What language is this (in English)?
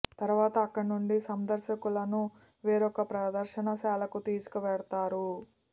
Telugu